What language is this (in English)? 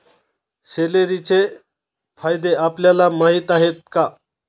Marathi